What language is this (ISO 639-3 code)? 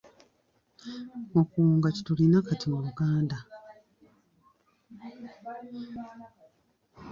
lug